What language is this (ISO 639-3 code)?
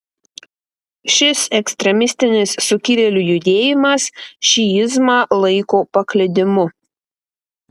lit